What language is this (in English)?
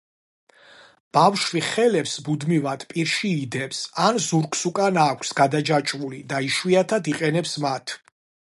Georgian